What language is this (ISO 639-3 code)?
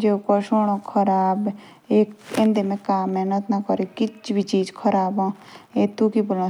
jns